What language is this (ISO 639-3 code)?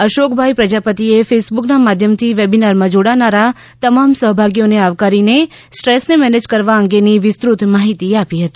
guj